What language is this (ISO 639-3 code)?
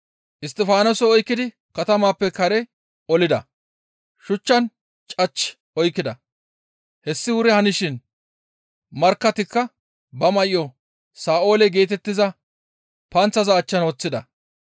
gmv